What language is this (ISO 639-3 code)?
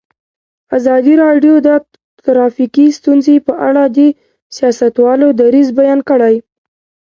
pus